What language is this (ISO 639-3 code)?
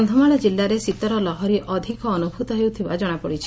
ori